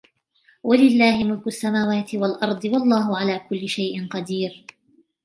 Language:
Arabic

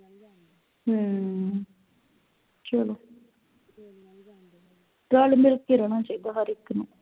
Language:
Punjabi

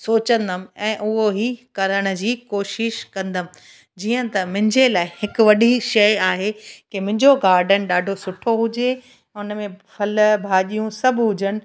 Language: Sindhi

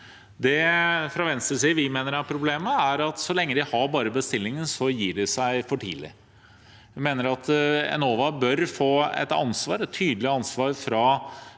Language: Norwegian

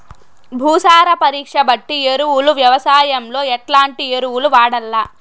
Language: Telugu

